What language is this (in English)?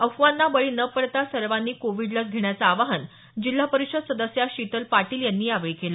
Marathi